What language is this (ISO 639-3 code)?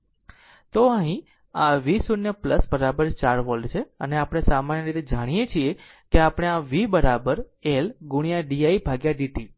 guj